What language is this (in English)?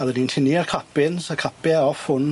Welsh